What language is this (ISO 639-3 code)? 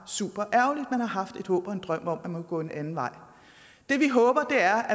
dan